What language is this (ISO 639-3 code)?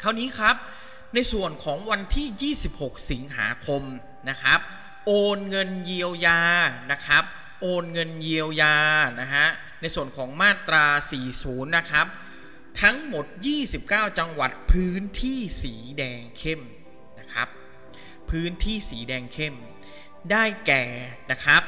tha